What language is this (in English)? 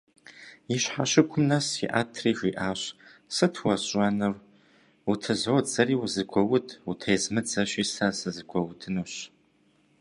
Kabardian